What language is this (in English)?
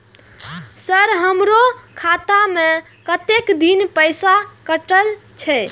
Maithili